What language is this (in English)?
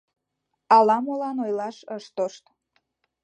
Mari